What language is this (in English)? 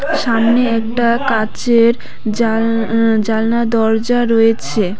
Bangla